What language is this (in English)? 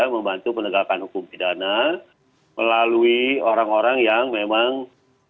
Indonesian